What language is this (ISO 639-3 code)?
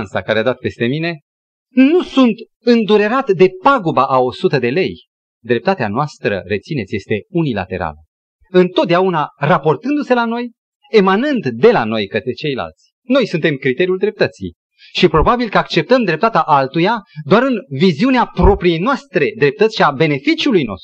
ron